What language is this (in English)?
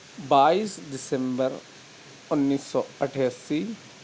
Urdu